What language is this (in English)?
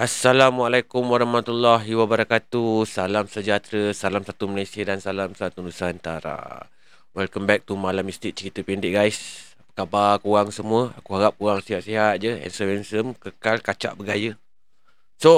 Malay